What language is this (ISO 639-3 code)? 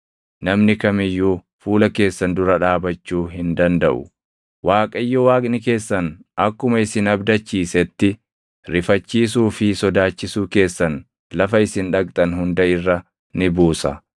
orm